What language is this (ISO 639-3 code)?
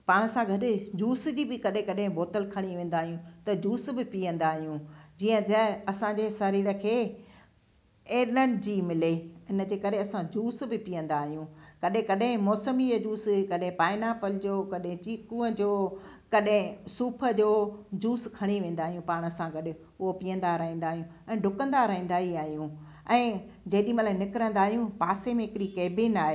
snd